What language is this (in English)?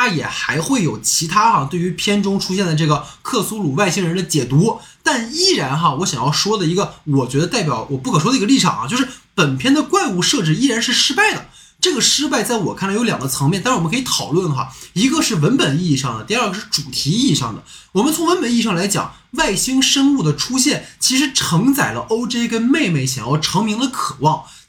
Chinese